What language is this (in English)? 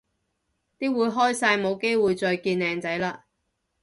Cantonese